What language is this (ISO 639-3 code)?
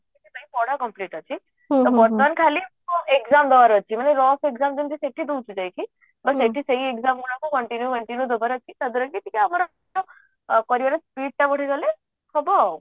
ori